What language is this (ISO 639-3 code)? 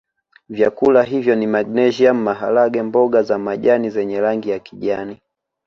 swa